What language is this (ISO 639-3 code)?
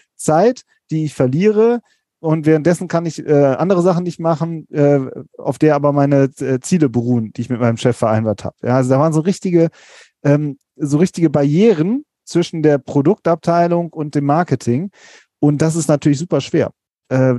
deu